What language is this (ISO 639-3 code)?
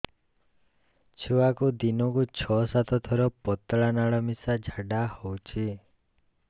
ori